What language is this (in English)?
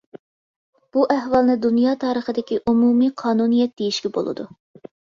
Uyghur